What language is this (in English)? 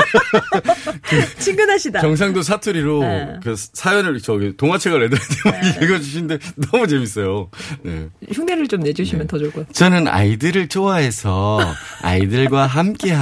Korean